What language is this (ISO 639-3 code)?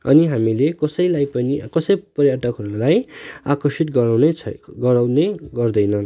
nep